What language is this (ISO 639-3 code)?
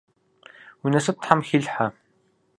kbd